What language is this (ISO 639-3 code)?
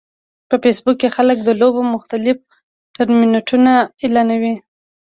pus